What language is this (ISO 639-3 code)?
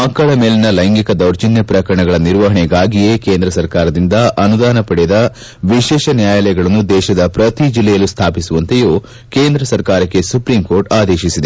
kan